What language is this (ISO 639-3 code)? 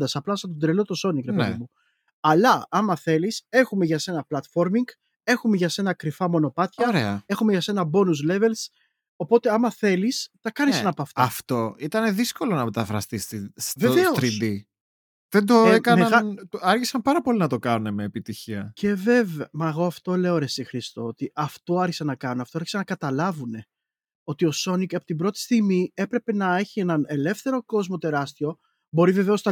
ell